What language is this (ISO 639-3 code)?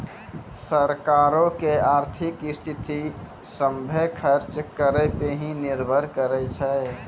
mai